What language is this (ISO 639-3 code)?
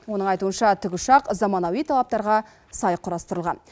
kaz